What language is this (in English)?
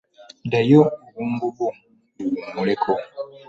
Ganda